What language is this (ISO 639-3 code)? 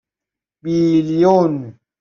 fas